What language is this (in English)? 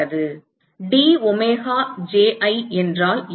Tamil